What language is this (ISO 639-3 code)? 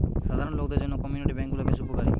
ben